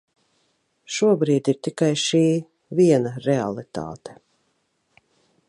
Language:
Latvian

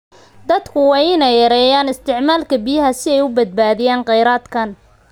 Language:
Somali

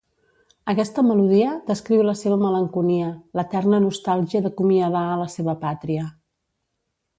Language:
Catalan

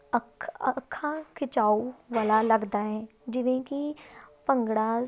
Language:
Punjabi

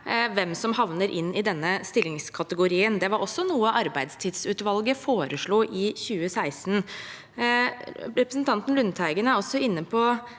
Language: Norwegian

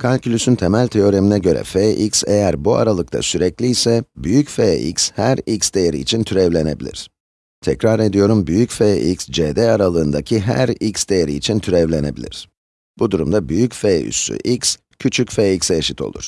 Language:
Turkish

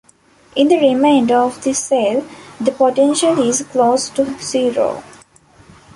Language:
English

